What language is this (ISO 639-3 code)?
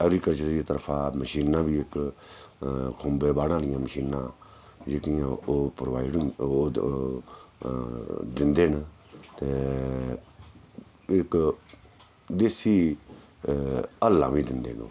doi